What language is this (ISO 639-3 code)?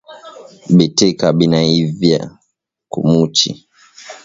swa